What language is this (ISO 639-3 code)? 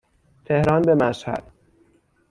fas